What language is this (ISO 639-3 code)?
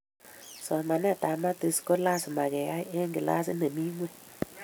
kln